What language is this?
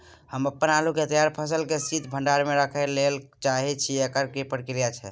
Maithili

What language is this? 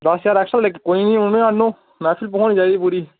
Dogri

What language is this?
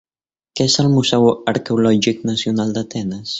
Catalan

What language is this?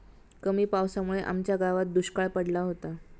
Marathi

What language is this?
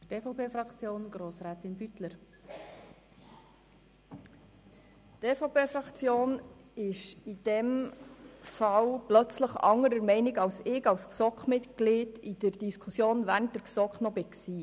Swiss German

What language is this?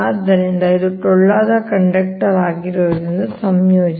Kannada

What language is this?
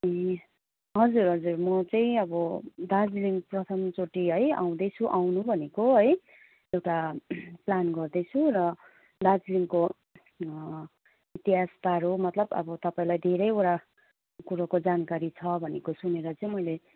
Nepali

